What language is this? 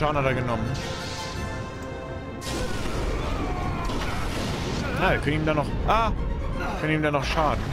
German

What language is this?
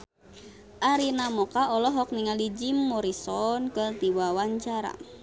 Sundanese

